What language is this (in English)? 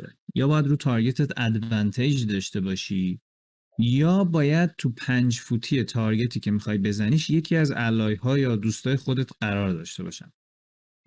Persian